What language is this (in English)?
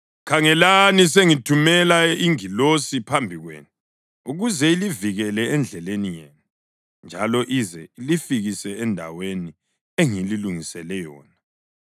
North Ndebele